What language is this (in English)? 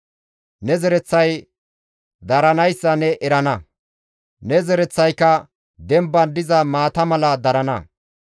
Gamo